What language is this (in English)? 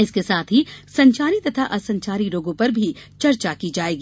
Hindi